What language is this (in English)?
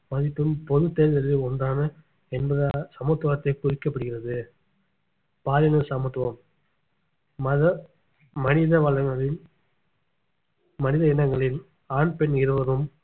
Tamil